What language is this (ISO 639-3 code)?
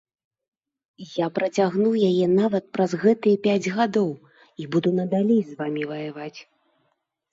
bel